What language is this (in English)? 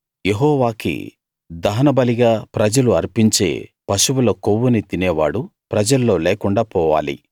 Telugu